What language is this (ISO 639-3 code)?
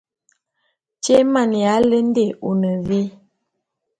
bum